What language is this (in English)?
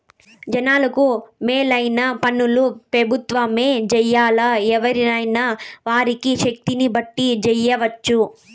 Telugu